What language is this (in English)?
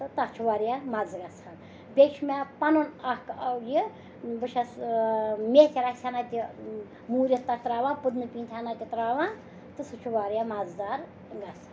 Kashmiri